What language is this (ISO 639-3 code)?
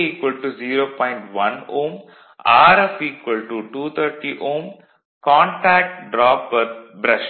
tam